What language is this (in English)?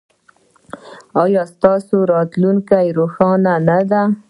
Pashto